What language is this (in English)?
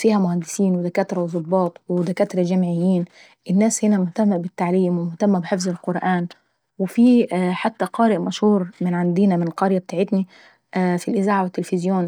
Saidi Arabic